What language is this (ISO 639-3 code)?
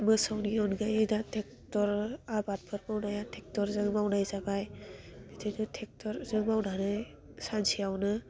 brx